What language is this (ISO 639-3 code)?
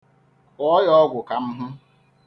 ibo